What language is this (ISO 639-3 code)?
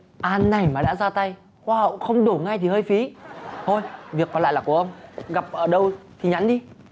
vie